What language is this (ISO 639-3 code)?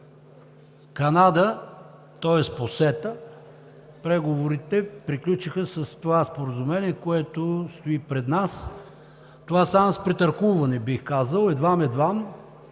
bul